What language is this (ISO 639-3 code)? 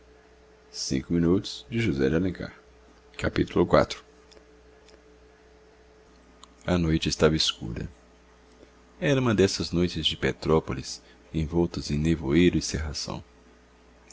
por